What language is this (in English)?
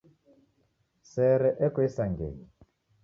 Taita